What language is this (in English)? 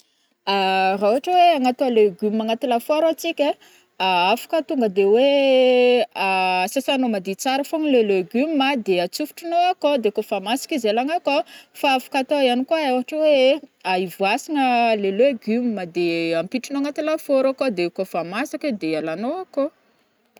Northern Betsimisaraka Malagasy